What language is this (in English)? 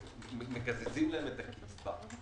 Hebrew